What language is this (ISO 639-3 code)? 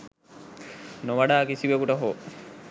sin